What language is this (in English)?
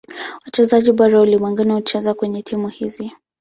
Swahili